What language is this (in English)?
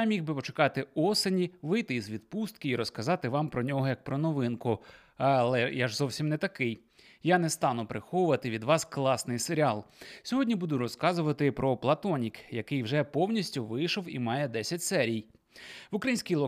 Ukrainian